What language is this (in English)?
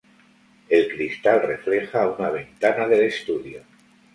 Spanish